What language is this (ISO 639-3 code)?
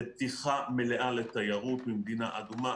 heb